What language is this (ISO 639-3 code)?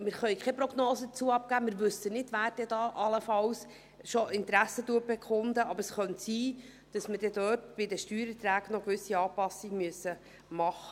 gsw